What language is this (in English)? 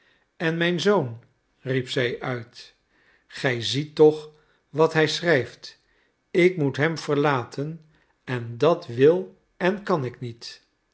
Dutch